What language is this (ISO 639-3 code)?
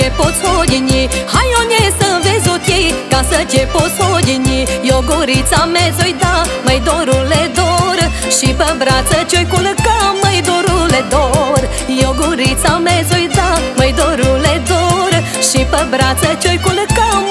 ron